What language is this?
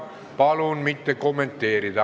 Estonian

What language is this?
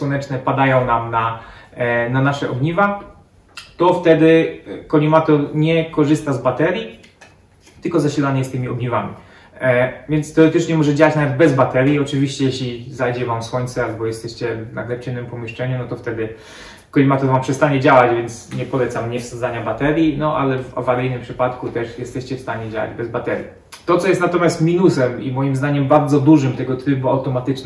Polish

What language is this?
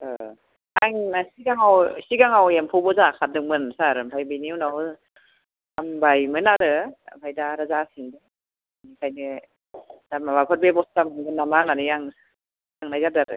Bodo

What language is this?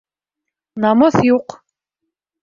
Bashkir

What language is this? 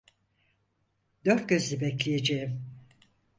Turkish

